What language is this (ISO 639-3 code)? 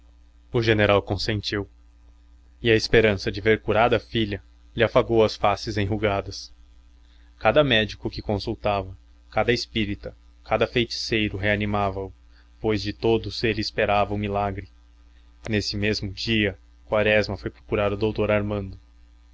por